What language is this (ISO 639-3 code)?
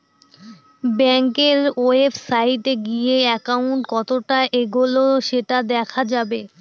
ben